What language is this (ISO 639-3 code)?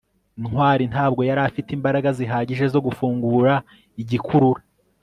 kin